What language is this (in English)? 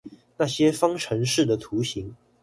Chinese